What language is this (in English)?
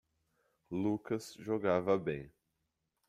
Portuguese